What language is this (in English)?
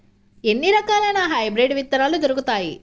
Telugu